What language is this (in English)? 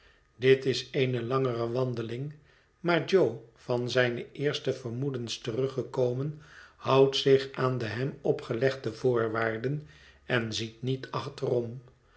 Dutch